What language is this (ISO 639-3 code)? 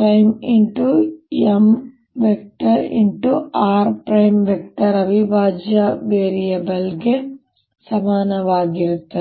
kan